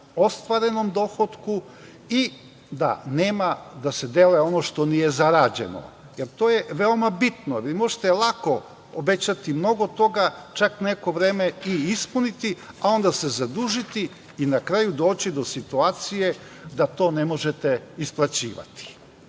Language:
Serbian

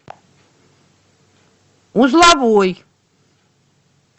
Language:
Russian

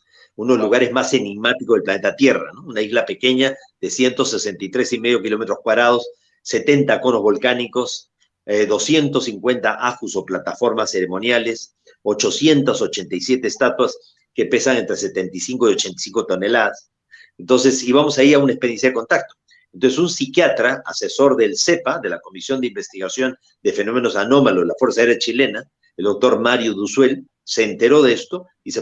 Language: Spanish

